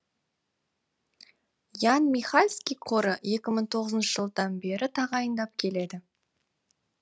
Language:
Kazakh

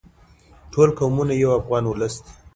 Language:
Pashto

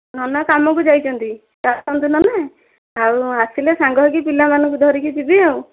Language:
Odia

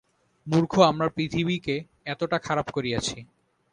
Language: Bangla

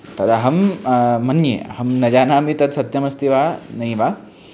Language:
Sanskrit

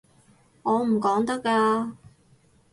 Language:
Cantonese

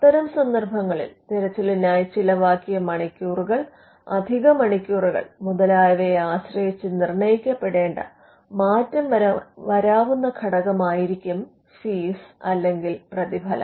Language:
Malayalam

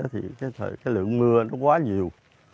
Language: Vietnamese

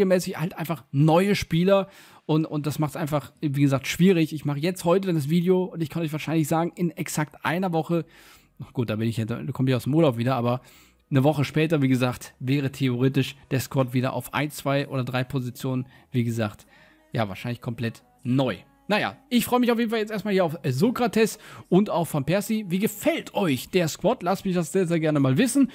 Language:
German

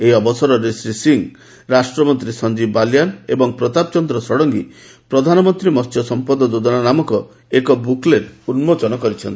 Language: Odia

